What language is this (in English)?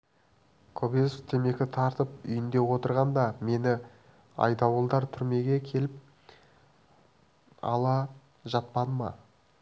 Kazakh